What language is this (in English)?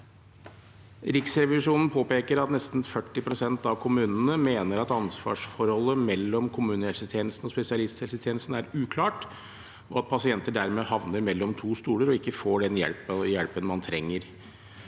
Norwegian